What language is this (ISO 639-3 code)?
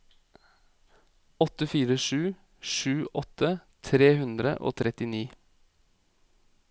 nor